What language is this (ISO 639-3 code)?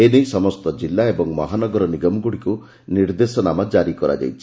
ori